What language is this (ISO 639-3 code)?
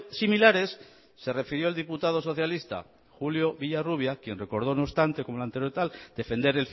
spa